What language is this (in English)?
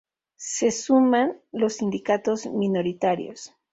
Spanish